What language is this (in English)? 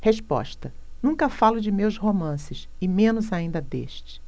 Portuguese